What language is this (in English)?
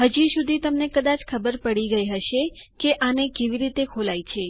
Gujarati